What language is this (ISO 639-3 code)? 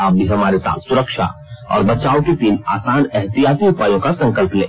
hin